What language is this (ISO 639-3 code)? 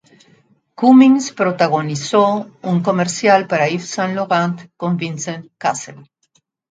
spa